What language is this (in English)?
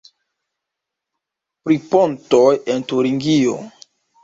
Esperanto